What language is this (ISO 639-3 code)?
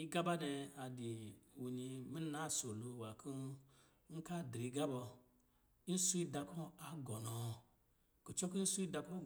mgi